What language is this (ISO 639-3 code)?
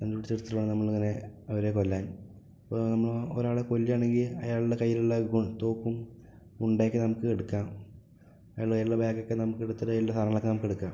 mal